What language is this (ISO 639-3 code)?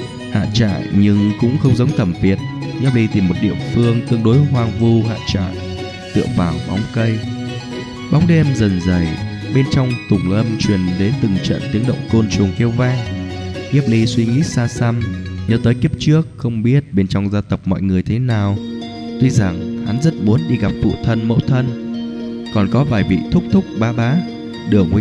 vie